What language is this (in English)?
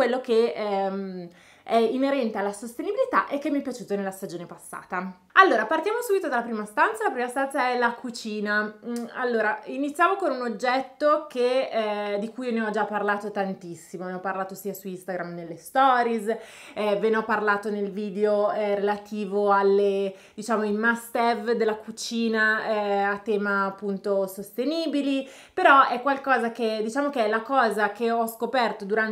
Italian